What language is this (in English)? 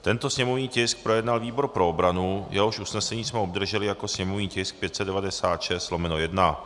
Czech